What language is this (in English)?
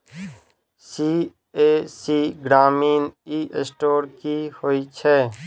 Maithili